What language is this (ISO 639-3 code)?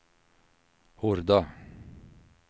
swe